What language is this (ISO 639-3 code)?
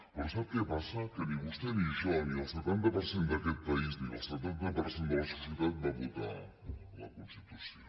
cat